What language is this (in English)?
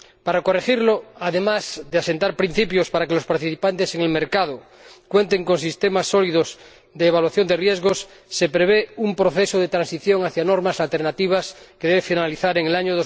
Spanish